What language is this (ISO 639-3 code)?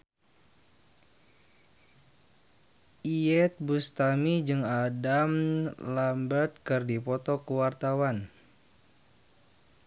sun